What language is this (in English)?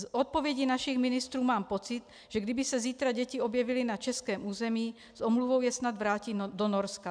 Czech